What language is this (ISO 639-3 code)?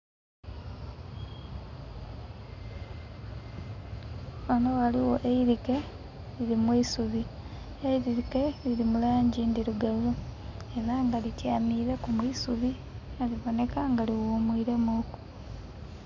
xog